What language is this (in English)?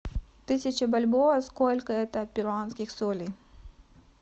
Russian